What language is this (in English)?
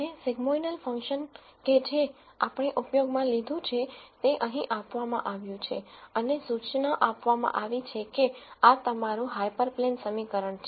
Gujarati